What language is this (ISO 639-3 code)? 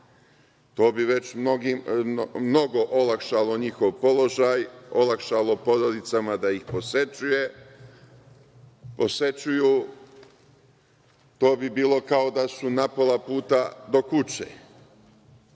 srp